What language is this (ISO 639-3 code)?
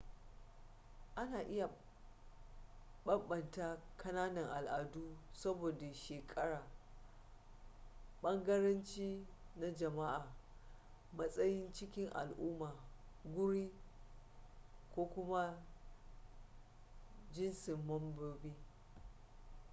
hau